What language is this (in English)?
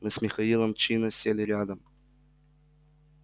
Russian